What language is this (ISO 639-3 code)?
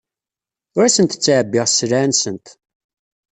kab